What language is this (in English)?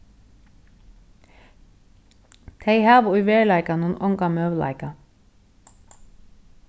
Faroese